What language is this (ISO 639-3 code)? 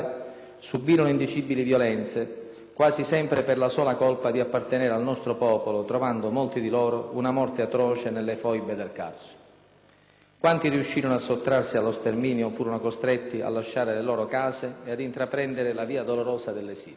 ita